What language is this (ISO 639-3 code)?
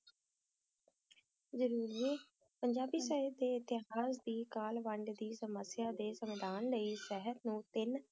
pan